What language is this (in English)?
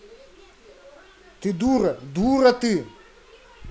Russian